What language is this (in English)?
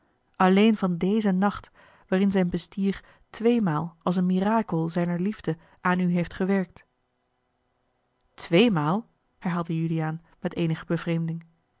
Dutch